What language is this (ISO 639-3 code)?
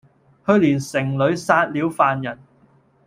yue